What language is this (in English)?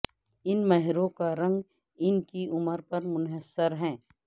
Urdu